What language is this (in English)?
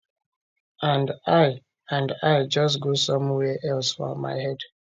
Nigerian Pidgin